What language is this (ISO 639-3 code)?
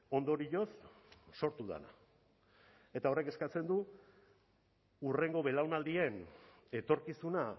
eus